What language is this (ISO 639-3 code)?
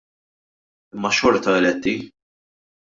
mlt